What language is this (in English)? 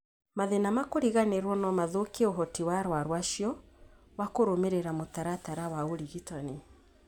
Kikuyu